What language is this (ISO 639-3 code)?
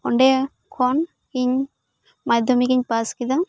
sat